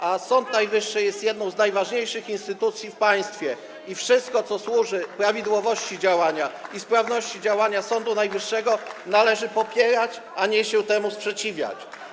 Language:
Polish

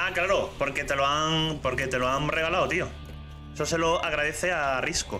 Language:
Spanish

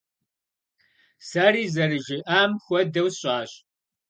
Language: Kabardian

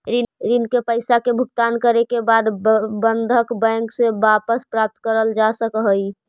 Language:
Magahi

